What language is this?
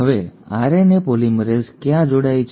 Gujarati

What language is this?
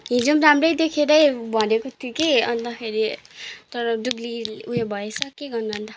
Nepali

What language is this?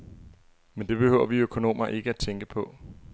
Danish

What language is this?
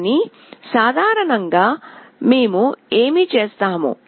Telugu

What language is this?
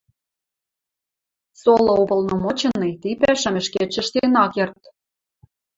Western Mari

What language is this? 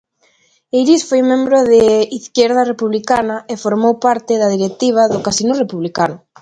Galician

